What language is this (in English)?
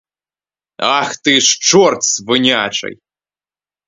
Ukrainian